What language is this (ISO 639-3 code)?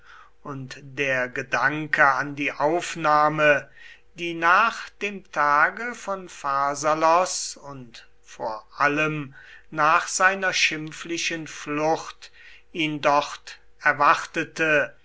deu